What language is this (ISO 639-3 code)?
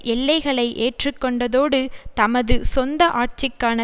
tam